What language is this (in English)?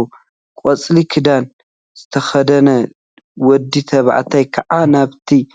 Tigrinya